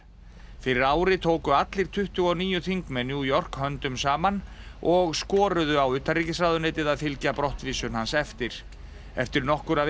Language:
Icelandic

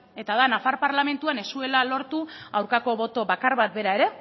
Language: Basque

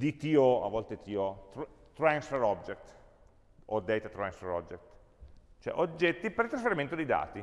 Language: Italian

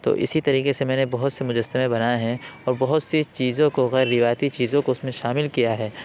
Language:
Urdu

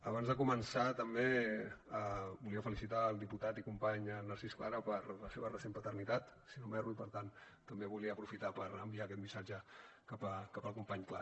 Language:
Catalan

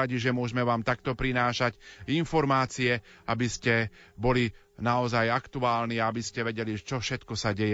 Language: Slovak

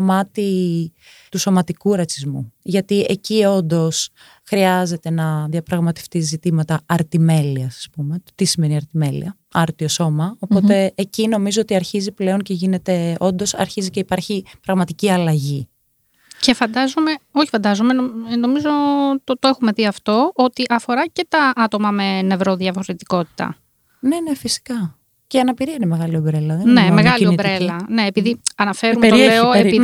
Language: Greek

